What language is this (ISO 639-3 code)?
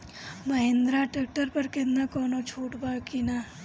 bho